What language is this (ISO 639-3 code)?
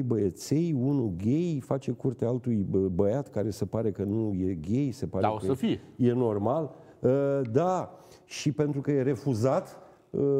ron